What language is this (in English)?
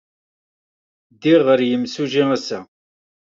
Kabyle